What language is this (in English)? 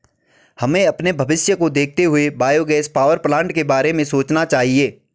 Hindi